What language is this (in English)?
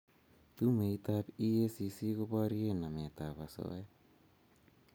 Kalenjin